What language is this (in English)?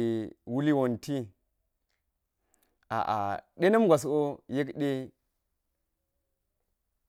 Geji